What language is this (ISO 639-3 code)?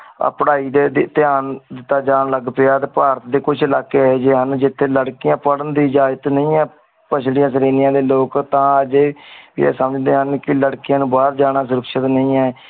pan